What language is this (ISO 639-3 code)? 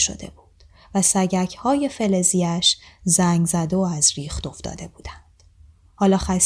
fas